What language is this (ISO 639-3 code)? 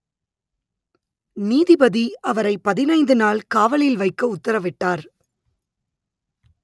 tam